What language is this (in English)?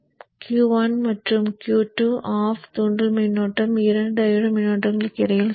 Tamil